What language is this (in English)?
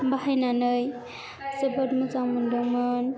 Bodo